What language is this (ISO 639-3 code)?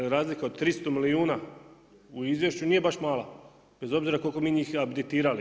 hrv